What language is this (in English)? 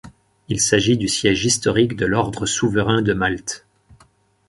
French